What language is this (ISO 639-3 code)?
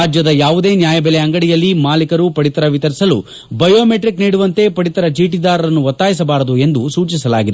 kan